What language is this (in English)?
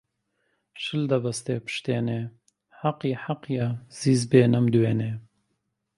Central Kurdish